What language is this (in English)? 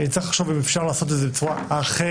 Hebrew